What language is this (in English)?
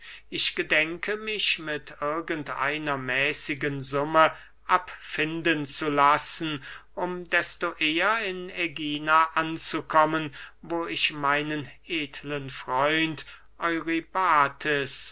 German